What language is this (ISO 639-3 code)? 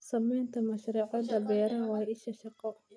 som